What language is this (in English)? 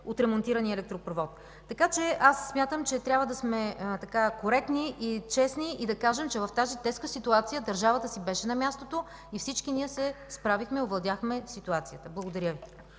Bulgarian